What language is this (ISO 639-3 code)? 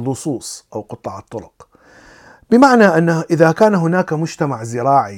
ara